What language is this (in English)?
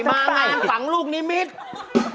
Thai